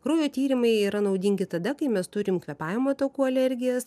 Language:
Lithuanian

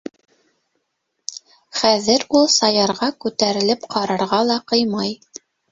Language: Bashkir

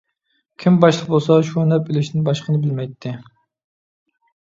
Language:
Uyghur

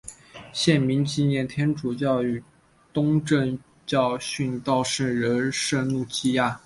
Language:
Chinese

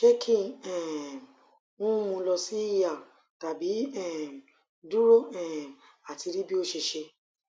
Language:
Yoruba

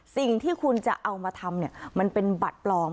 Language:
Thai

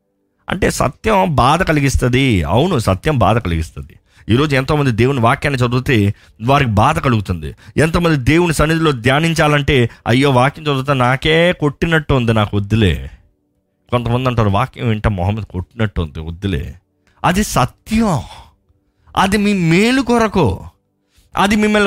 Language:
Telugu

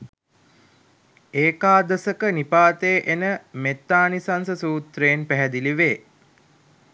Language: Sinhala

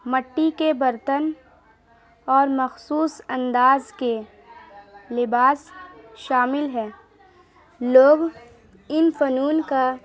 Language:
Urdu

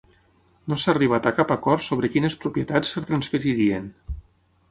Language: Catalan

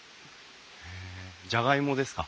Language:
Japanese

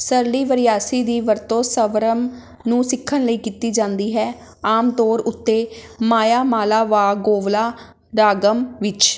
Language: Punjabi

